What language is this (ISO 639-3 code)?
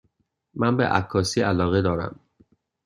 fas